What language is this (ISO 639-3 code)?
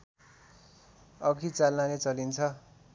nep